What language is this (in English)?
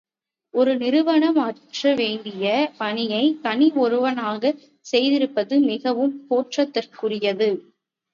Tamil